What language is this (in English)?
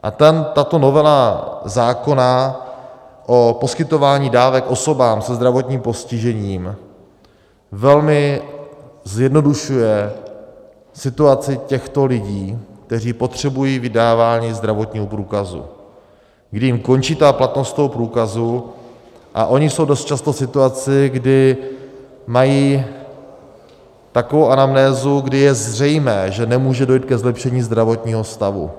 Czech